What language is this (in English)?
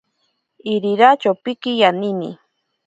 Ashéninka Perené